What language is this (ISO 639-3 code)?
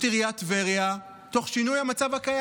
heb